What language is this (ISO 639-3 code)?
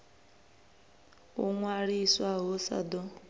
ven